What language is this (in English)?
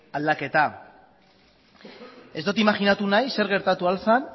Basque